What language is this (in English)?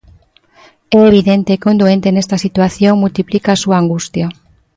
Galician